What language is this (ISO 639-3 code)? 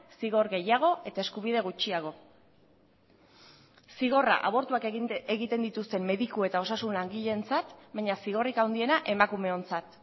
eus